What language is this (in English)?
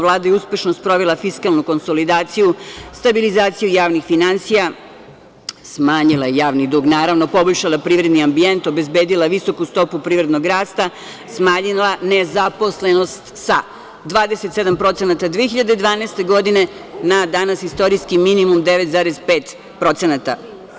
Serbian